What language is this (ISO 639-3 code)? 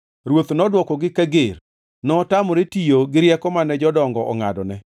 luo